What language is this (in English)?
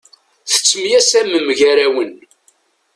Kabyle